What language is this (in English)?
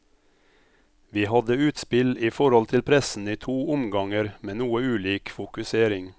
Norwegian